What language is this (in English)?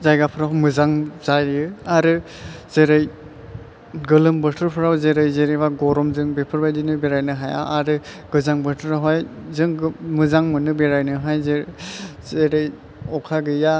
Bodo